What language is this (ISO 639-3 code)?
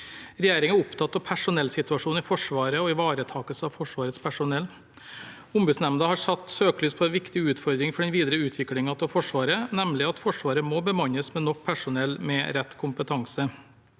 nor